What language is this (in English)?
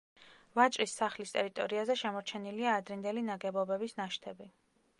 Georgian